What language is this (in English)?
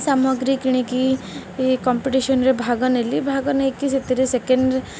Odia